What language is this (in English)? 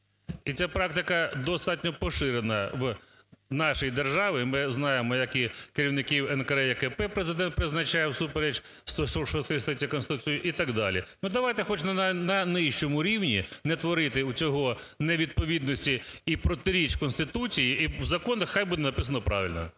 Ukrainian